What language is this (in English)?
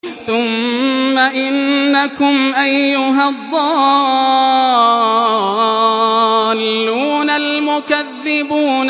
Arabic